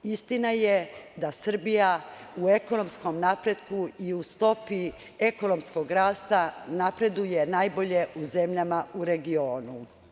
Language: Serbian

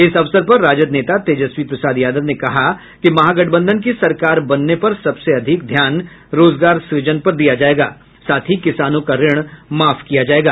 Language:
Hindi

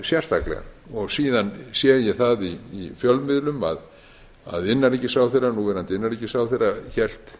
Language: Icelandic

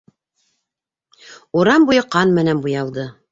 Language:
Bashkir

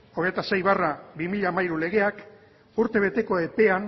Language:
Basque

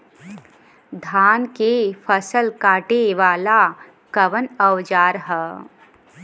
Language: Bhojpuri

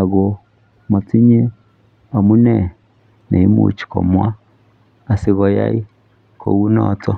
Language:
Kalenjin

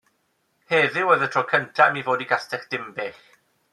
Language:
Welsh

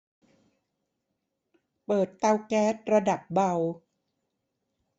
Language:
Thai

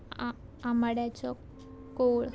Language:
Konkani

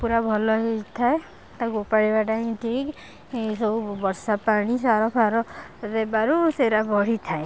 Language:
Odia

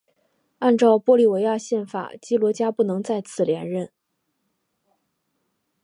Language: Chinese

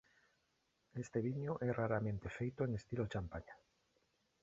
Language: Galician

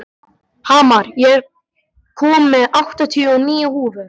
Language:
Icelandic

